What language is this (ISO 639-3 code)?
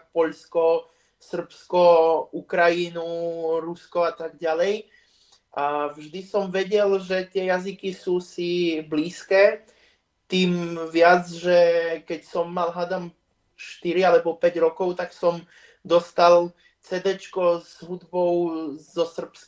slk